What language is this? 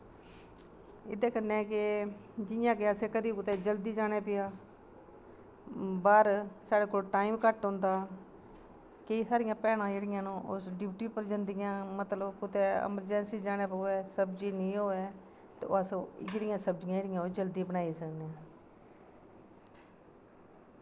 Dogri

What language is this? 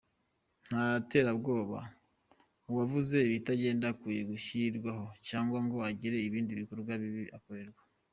Kinyarwanda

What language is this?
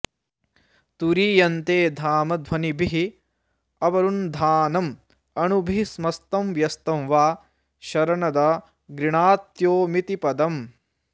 Sanskrit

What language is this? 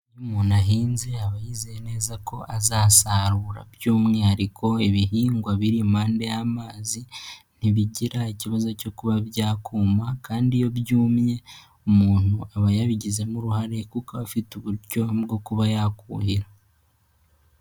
Kinyarwanda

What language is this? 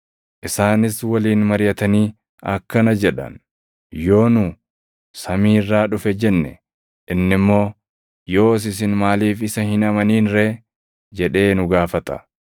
Oromo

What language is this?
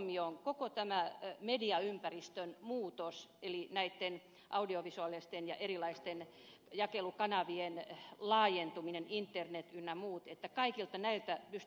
Finnish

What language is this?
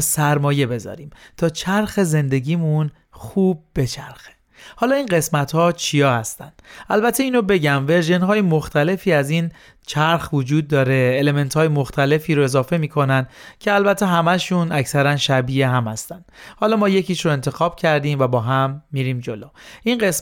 Persian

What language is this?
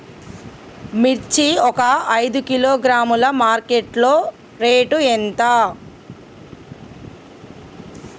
Telugu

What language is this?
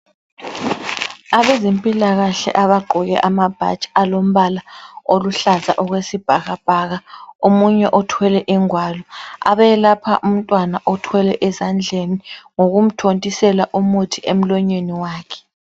North Ndebele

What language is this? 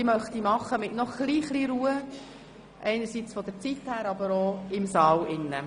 Swiss German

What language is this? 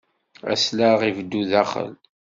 Kabyle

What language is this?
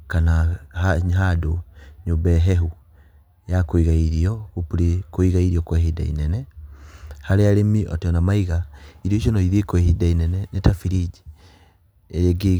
Kikuyu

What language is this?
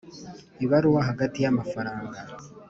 Kinyarwanda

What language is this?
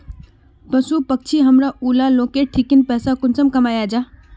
Magahi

